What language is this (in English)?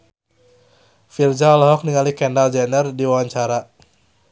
Sundanese